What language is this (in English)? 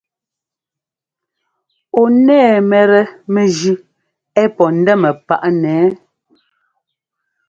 Ngomba